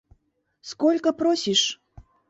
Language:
Mari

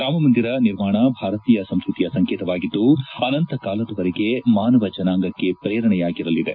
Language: Kannada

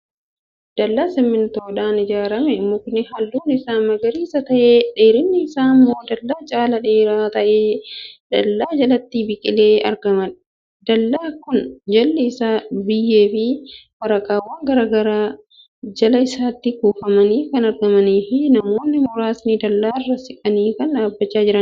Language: Oromo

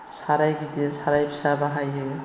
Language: Bodo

